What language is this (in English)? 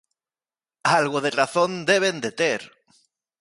Galician